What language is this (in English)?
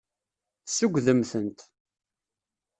Kabyle